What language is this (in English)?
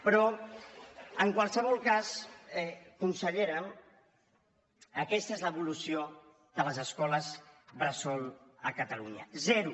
Catalan